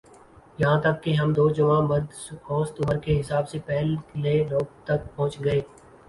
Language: Urdu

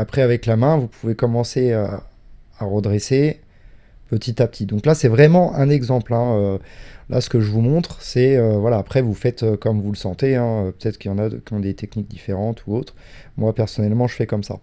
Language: French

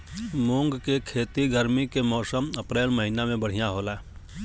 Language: Bhojpuri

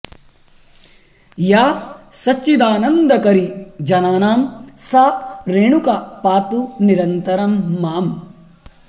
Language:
Sanskrit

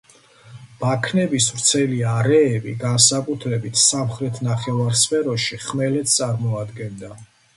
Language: Georgian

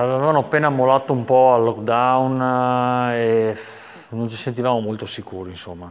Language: Italian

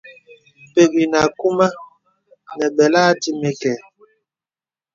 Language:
Bebele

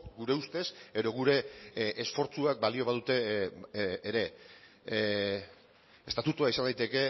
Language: Basque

